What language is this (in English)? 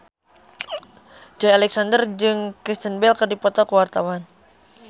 Sundanese